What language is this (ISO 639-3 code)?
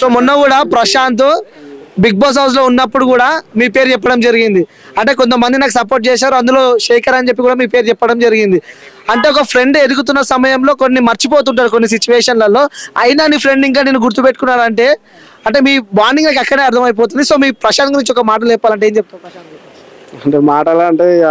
tel